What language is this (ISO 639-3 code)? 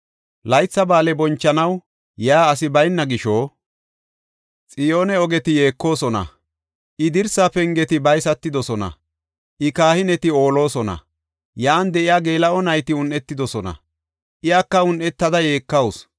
gof